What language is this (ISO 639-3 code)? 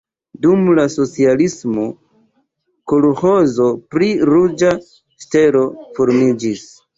epo